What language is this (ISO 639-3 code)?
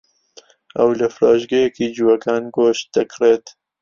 ckb